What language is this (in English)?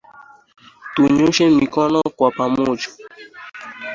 Swahili